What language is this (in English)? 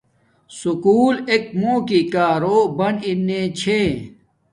Domaaki